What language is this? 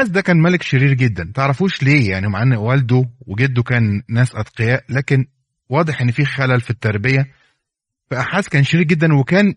Arabic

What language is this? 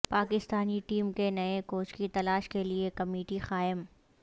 Urdu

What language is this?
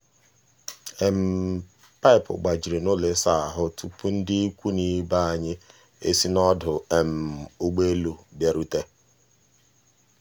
Igbo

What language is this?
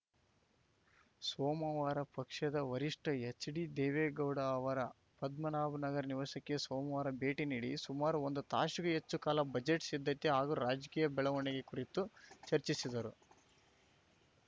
Kannada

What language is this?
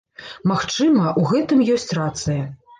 Belarusian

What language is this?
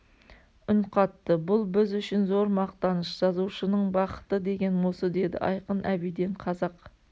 Kazakh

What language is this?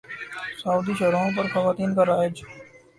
Urdu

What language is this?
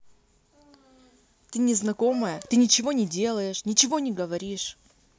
Russian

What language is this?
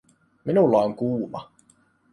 Finnish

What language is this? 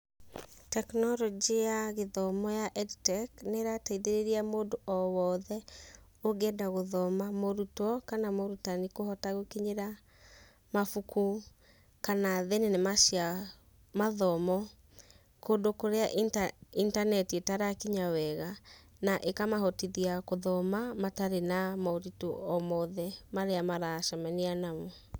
Kikuyu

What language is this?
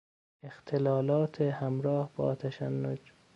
Persian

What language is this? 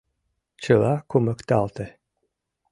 Mari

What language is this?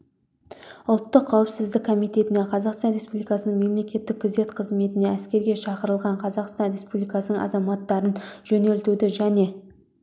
Kazakh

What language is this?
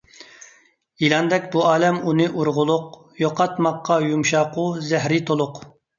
Uyghur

